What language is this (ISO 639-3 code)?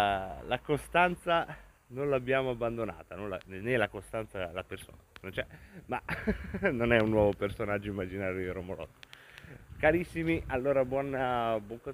ita